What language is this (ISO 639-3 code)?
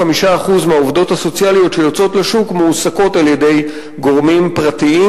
heb